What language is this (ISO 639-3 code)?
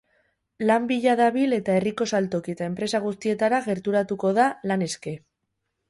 eus